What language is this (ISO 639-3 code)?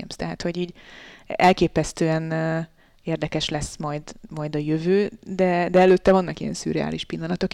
hun